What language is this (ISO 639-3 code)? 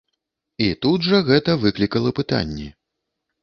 bel